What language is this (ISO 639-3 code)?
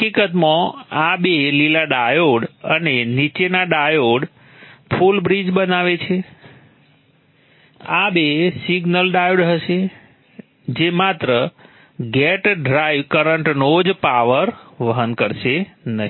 guj